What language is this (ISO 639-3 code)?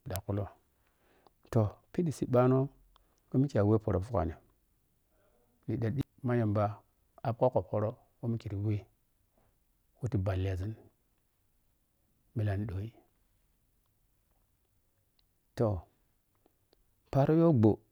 piy